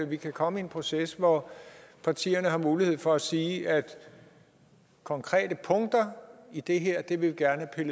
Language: Danish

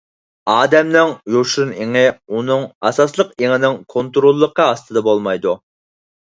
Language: Uyghur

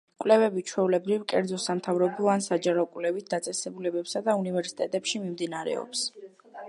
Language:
Georgian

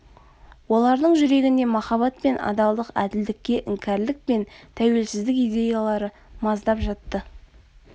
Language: Kazakh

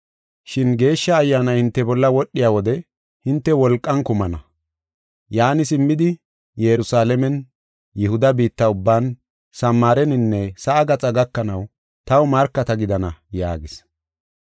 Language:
Gofa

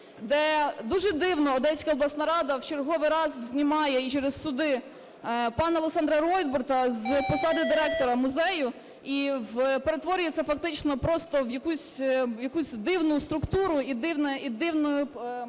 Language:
Ukrainian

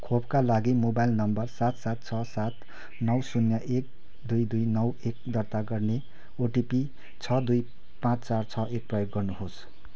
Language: Nepali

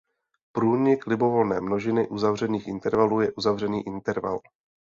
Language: Czech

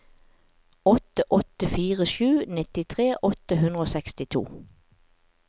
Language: Norwegian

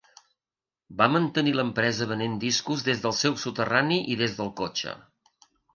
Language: Catalan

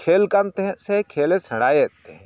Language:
Santali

